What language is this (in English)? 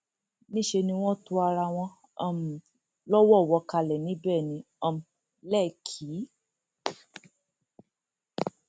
Yoruba